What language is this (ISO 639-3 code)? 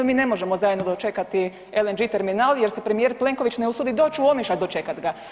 hrv